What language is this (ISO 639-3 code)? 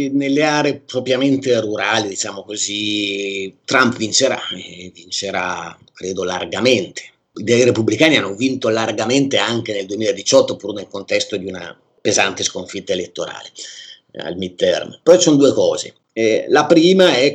ita